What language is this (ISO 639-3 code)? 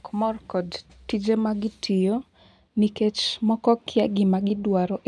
luo